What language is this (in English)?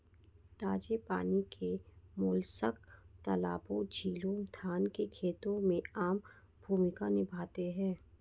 Hindi